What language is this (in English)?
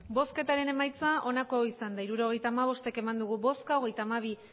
Basque